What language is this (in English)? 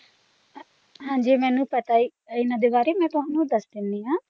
Punjabi